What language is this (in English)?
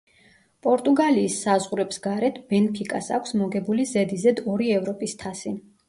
Georgian